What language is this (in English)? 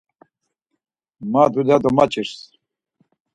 Laz